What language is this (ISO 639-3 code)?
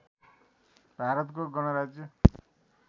nep